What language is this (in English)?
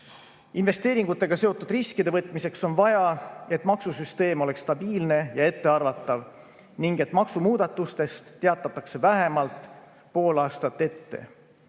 Estonian